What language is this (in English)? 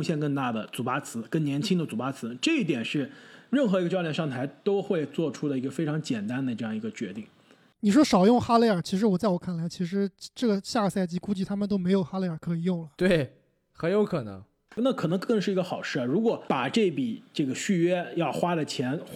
Chinese